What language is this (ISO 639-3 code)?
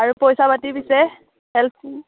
asm